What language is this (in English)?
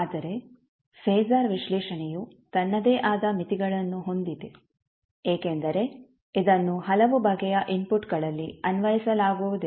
Kannada